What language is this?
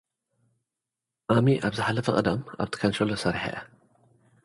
Tigrinya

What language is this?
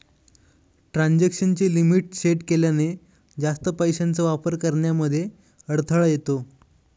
Marathi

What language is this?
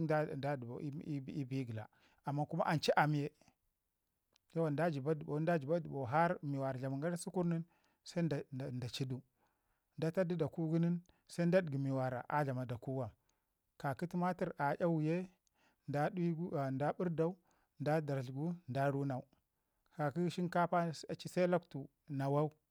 Ngizim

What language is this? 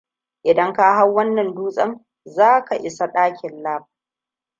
Hausa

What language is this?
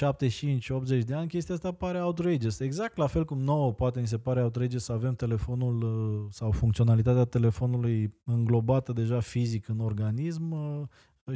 Romanian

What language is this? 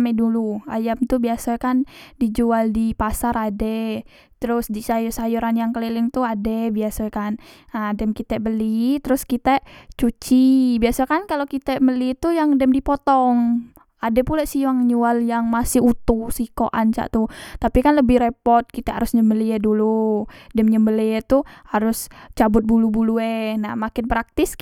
Musi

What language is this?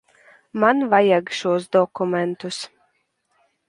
Latvian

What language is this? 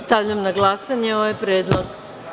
Serbian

